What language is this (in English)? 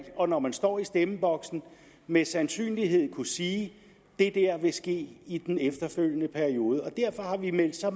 Danish